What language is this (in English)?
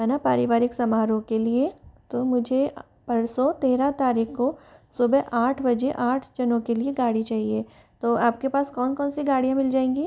Hindi